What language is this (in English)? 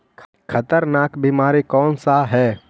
Magahi